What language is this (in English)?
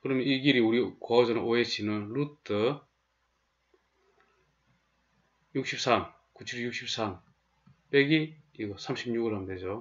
Korean